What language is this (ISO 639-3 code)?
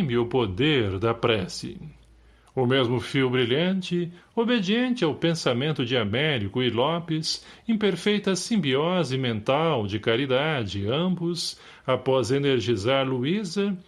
por